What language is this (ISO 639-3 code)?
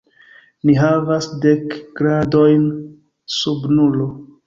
epo